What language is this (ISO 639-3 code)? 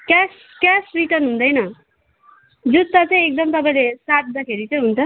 nep